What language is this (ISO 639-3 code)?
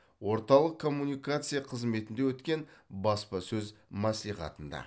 kaz